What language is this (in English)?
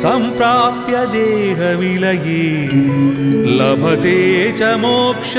Telugu